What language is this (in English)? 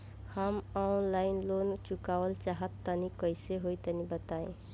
Bhojpuri